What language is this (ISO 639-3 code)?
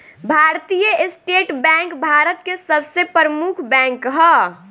bho